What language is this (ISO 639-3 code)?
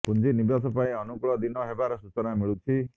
ori